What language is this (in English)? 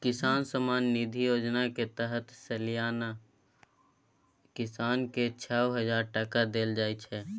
Maithili